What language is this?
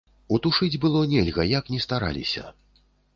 Belarusian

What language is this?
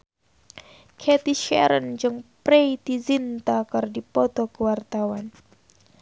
Sundanese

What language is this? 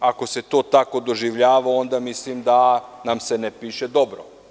Serbian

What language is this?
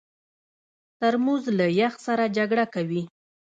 Pashto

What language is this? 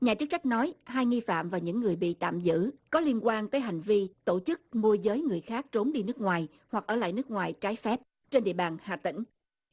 Vietnamese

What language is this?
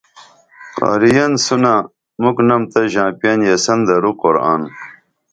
Dameli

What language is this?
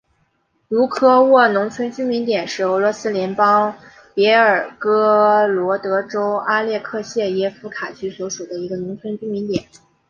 Chinese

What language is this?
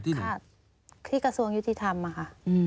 Thai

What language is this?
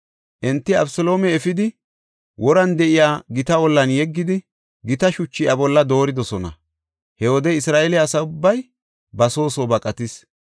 Gofa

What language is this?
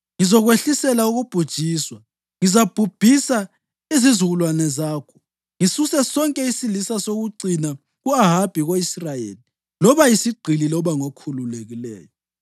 North Ndebele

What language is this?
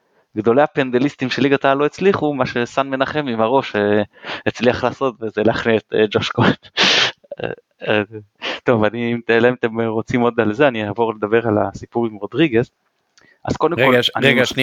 Hebrew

